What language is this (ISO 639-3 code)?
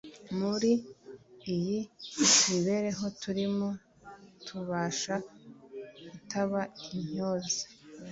kin